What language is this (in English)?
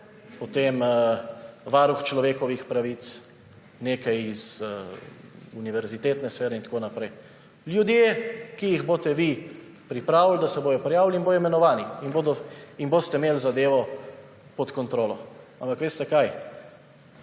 Slovenian